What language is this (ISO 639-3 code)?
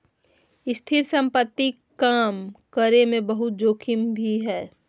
mag